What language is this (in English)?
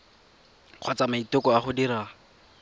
Tswana